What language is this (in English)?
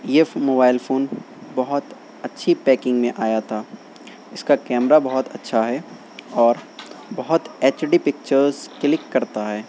Urdu